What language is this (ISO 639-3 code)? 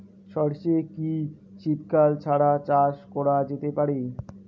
ben